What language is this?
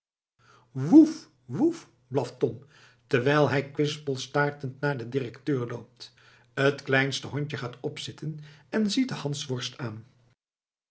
Dutch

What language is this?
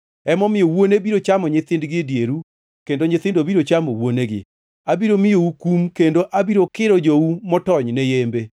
Luo (Kenya and Tanzania)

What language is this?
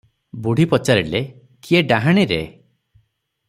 Odia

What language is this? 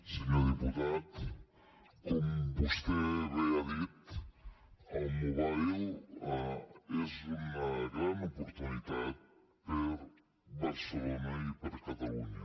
Catalan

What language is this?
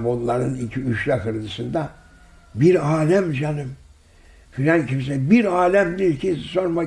Turkish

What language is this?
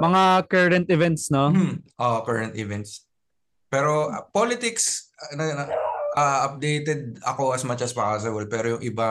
Filipino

